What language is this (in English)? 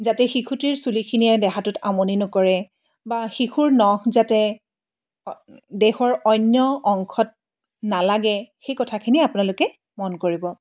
Assamese